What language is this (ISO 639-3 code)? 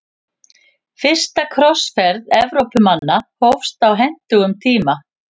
isl